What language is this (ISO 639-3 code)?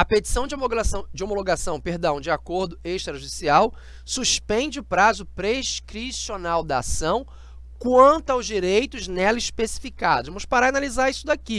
por